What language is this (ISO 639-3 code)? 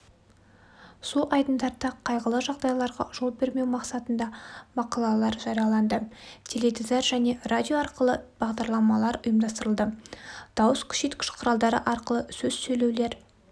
kaz